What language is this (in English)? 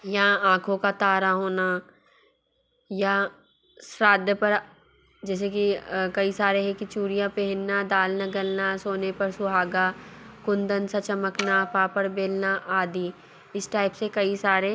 Hindi